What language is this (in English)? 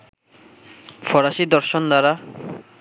Bangla